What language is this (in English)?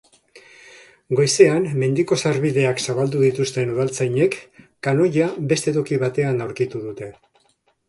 Basque